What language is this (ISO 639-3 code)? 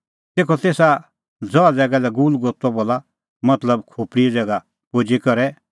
kfx